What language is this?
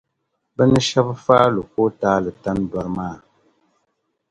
Dagbani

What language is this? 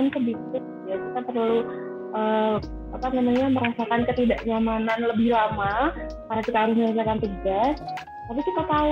Indonesian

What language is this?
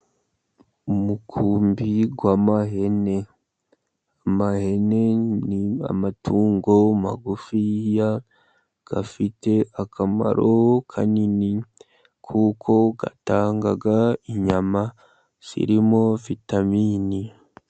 Kinyarwanda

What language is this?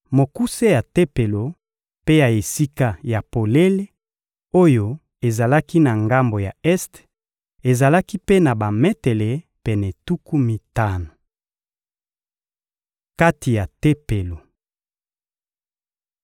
Lingala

